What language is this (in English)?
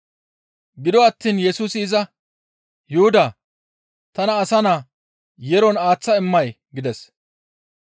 Gamo